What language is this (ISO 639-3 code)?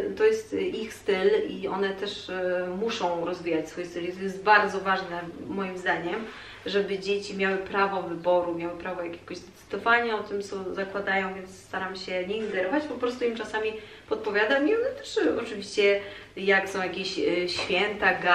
pol